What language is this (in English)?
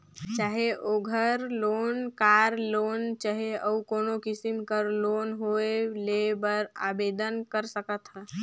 Chhattisgarhi